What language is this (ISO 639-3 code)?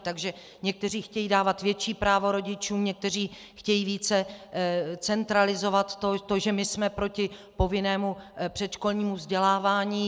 ces